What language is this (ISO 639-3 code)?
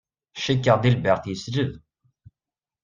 kab